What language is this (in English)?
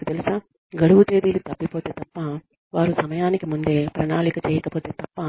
Telugu